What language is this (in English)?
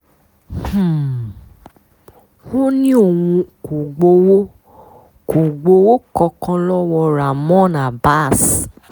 Yoruba